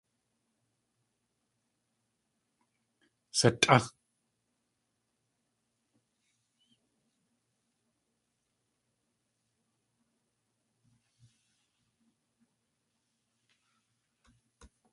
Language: Tlingit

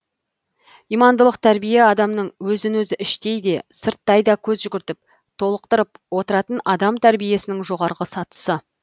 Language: Kazakh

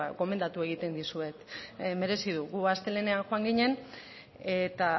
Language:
Basque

